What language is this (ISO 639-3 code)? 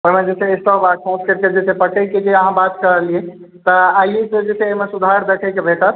mai